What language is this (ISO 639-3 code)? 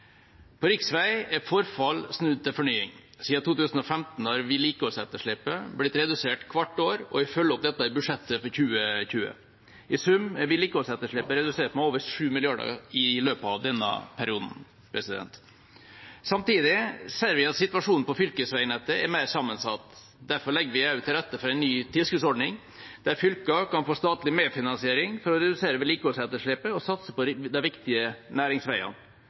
nob